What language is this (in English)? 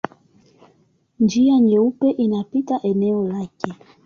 Swahili